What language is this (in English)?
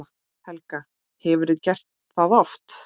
Icelandic